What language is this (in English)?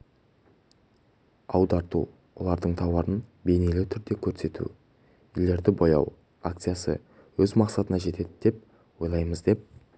Kazakh